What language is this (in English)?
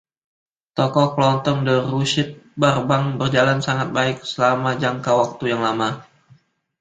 Indonesian